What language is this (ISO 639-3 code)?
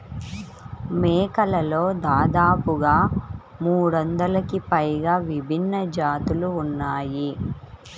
tel